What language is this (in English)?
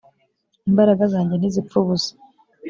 Kinyarwanda